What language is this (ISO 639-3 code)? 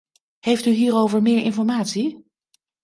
nld